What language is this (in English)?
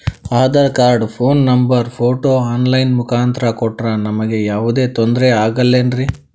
Kannada